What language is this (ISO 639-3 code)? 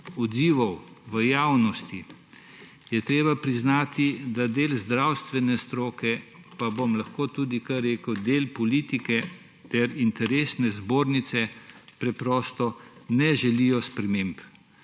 slv